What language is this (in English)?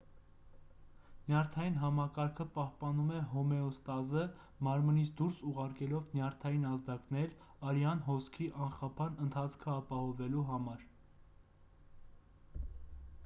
Armenian